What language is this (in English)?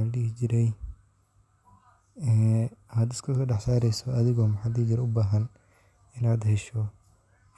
Somali